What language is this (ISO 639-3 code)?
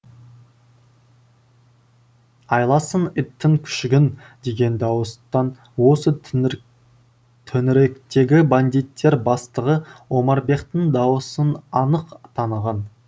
kaz